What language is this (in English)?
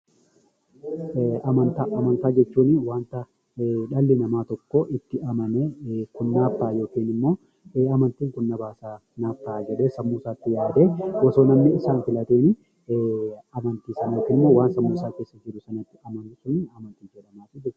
Oromo